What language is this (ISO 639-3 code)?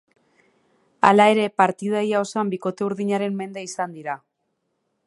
eus